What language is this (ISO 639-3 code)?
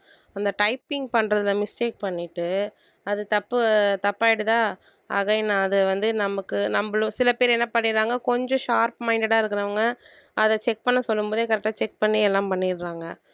tam